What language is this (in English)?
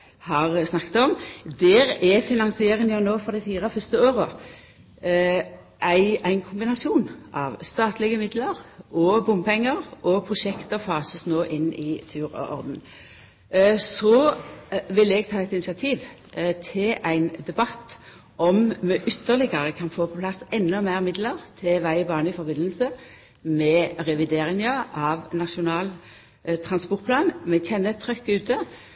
Norwegian Nynorsk